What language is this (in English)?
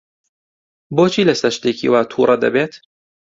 Central Kurdish